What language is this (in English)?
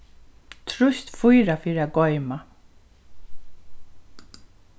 Faroese